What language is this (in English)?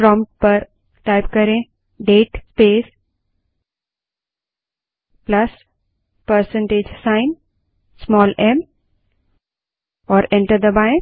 Hindi